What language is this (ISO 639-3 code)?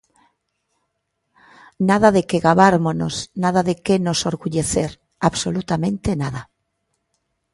glg